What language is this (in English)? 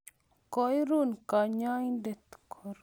Kalenjin